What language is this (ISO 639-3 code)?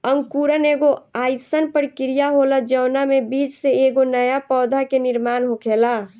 bho